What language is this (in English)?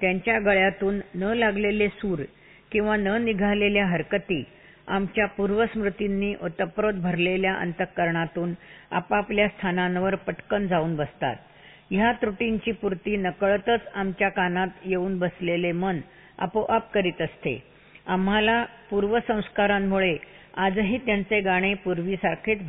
Marathi